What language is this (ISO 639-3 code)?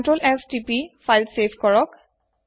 asm